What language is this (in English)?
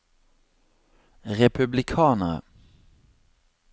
Norwegian